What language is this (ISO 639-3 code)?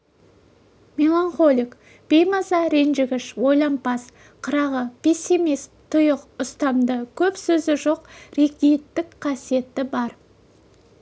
kaz